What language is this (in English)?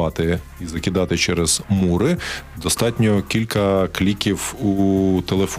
Ukrainian